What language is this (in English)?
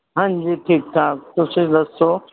Punjabi